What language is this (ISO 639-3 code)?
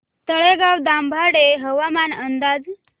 mar